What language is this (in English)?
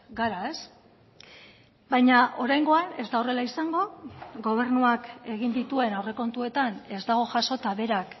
Basque